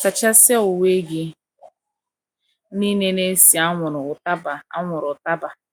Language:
Igbo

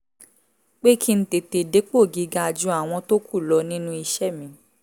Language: Yoruba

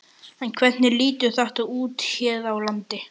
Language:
Icelandic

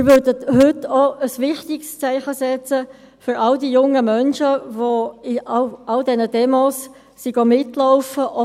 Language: Swiss German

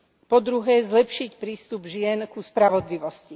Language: Slovak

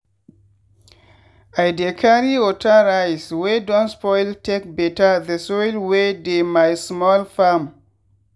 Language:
Nigerian Pidgin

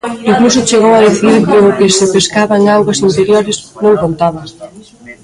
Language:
Galician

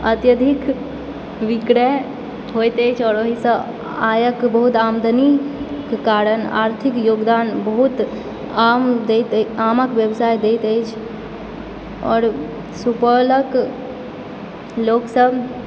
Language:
Maithili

